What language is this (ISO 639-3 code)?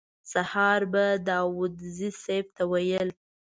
pus